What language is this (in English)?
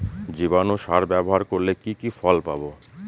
Bangla